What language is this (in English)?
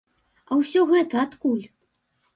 Belarusian